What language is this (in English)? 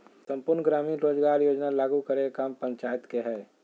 Magahi